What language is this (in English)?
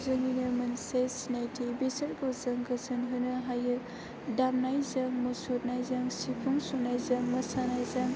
Bodo